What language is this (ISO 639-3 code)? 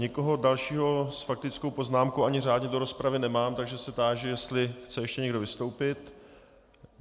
ces